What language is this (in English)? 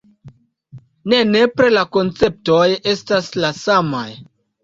Esperanto